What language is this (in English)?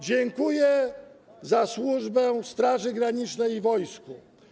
Polish